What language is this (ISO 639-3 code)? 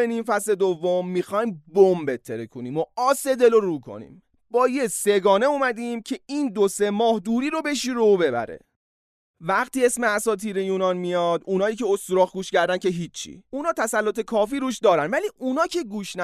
fas